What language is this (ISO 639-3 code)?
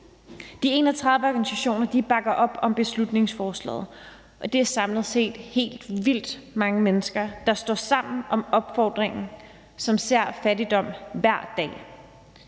dan